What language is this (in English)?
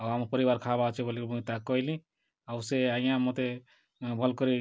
Odia